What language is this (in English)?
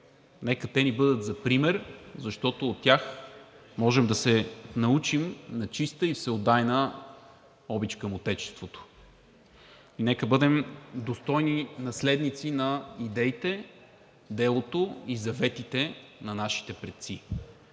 Bulgarian